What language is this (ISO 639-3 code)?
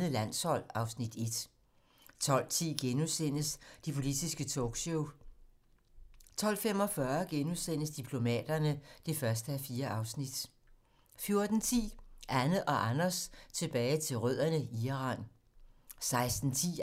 dan